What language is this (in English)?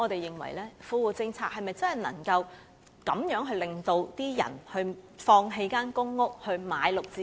Cantonese